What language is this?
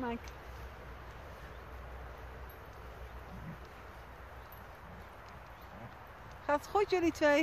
Dutch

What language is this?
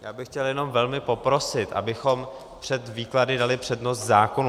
Czech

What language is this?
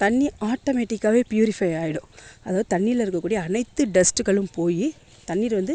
Tamil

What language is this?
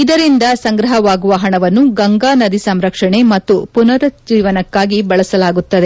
Kannada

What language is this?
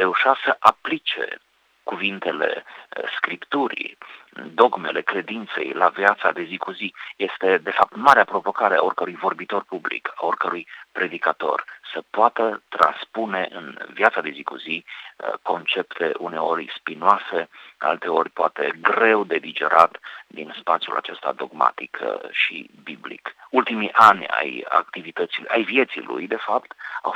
Romanian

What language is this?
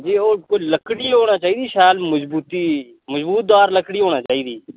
Dogri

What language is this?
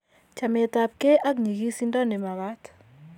Kalenjin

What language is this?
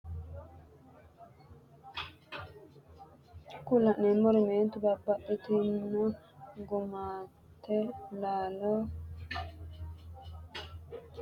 Sidamo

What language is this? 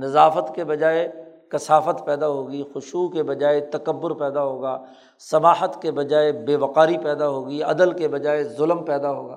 Urdu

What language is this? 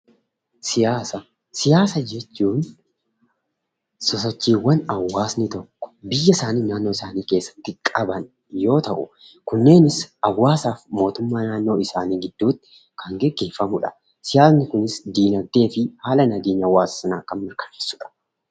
Oromo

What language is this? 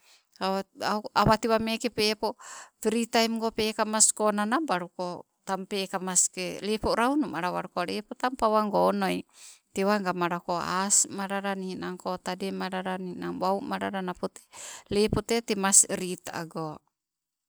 Sibe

